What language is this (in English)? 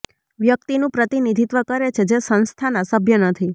Gujarati